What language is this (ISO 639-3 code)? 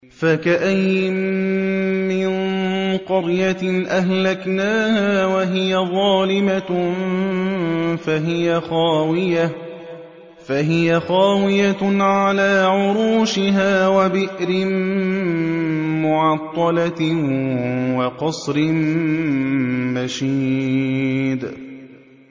ara